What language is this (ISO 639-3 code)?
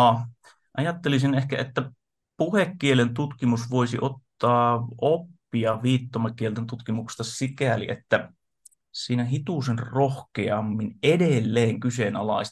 fin